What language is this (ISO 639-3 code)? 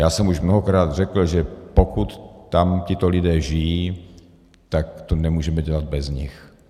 ces